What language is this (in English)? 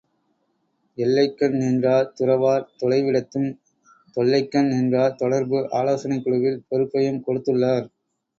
Tamil